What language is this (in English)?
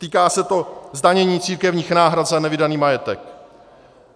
Czech